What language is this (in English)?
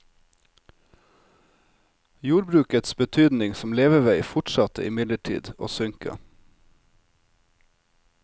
Norwegian